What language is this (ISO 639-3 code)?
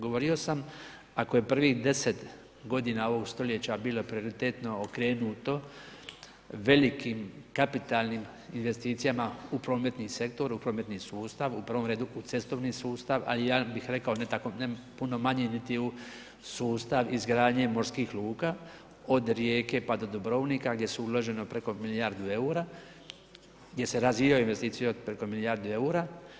hrv